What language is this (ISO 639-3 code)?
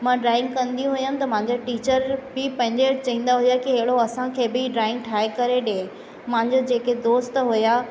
snd